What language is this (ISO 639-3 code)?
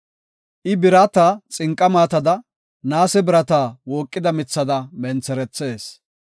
gof